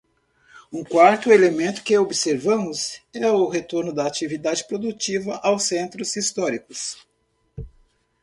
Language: Portuguese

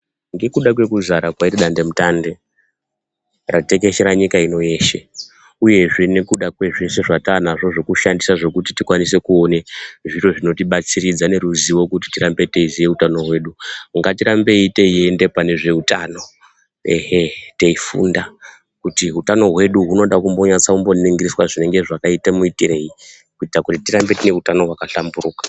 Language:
Ndau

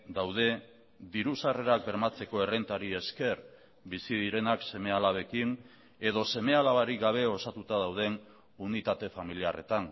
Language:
Basque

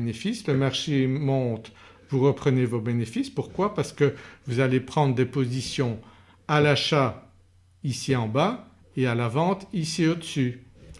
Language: French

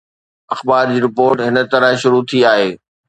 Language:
Sindhi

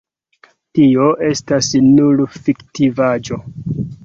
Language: Esperanto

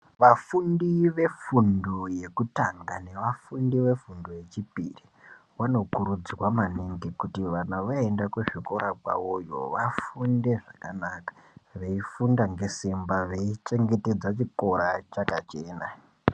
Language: Ndau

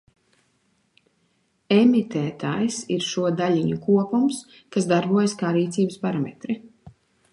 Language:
Latvian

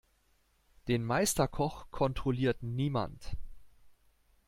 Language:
German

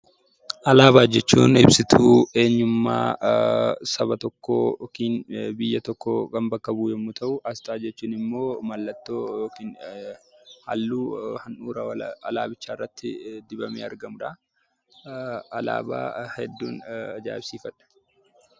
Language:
Oromo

